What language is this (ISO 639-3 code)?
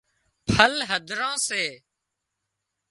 kxp